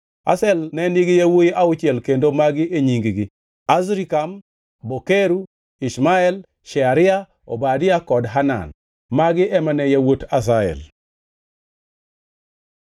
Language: Luo (Kenya and Tanzania)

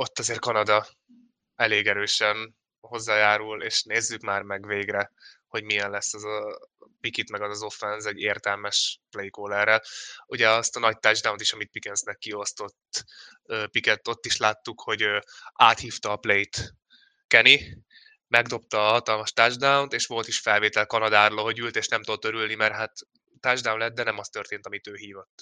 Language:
Hungarian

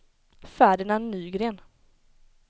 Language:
Swedish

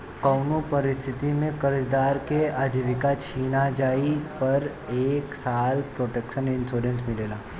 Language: Bhojpuri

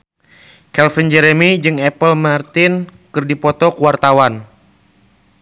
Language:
Sundanese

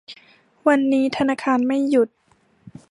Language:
Thai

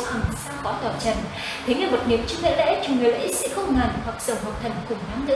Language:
Vietnamese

